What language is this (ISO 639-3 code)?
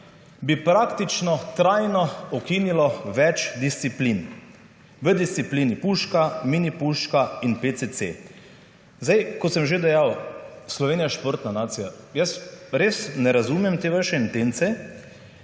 slv